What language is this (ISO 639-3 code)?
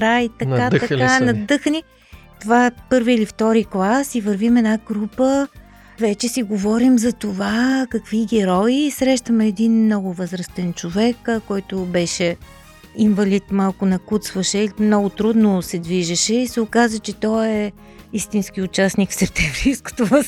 bul